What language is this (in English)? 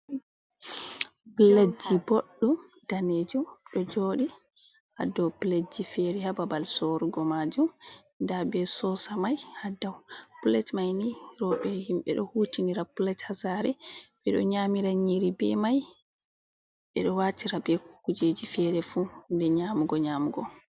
Fula